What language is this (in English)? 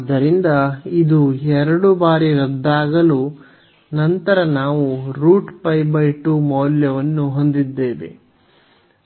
Kannada